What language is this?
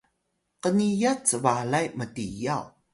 Atayal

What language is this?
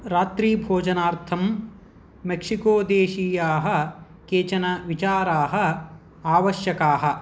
Sanskrit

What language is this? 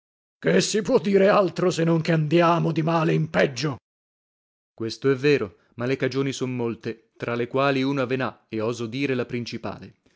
Italian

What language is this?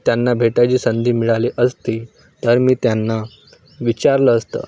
Marathi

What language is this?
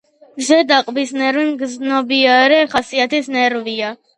Georgian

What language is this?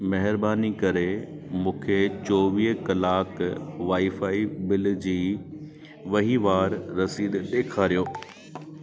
Sindhi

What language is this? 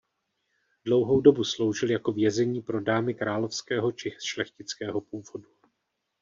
Czech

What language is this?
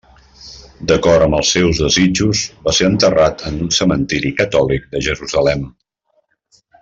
Catalan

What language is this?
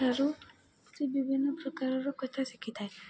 Odia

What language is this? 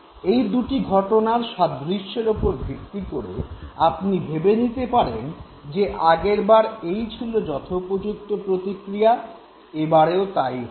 Bangla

